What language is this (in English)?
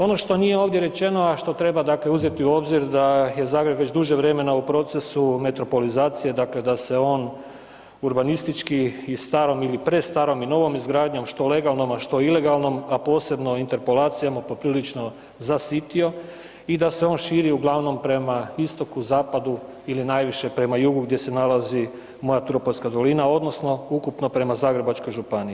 Croatian